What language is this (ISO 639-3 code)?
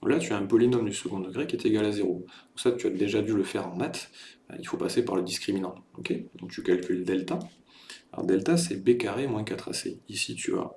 fra